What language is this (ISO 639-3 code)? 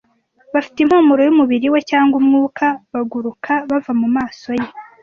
kin